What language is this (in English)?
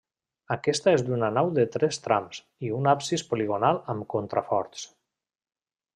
Catalan